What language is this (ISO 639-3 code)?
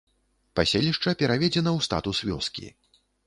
bel